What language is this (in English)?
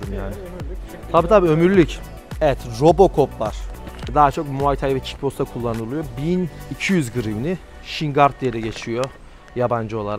Turkish